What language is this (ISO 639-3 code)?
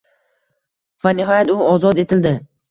uzb